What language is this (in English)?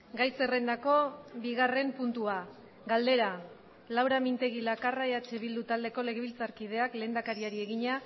Basque